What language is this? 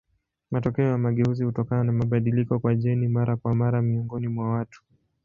Swahili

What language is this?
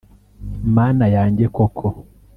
Kinyarwanda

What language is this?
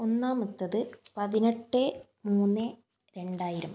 Malayalam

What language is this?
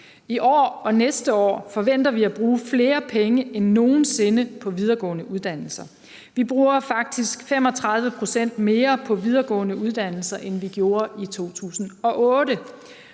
Danish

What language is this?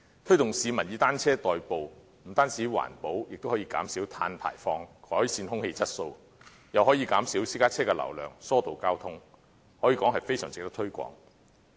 Cantonese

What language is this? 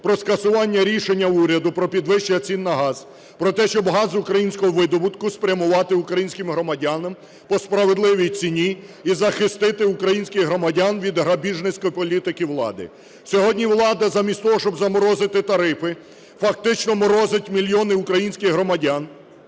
Ukrainian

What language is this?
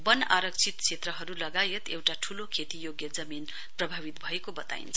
Nepali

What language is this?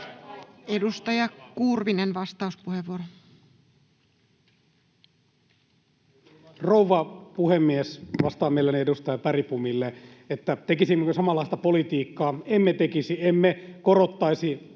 Finnish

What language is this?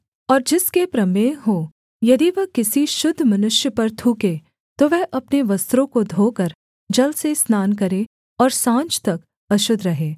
Hindi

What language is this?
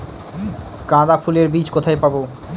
Bangla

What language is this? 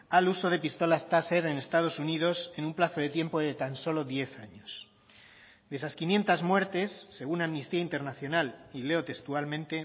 Spanish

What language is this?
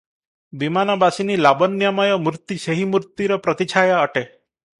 Odia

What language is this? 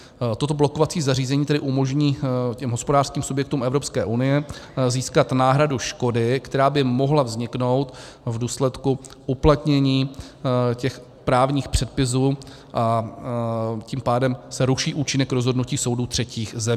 Czech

